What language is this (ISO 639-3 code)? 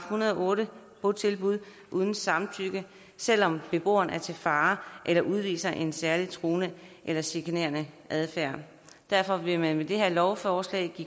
dan